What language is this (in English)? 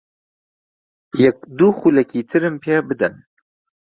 Central Kurdish